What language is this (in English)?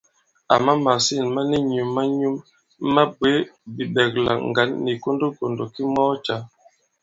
Bankon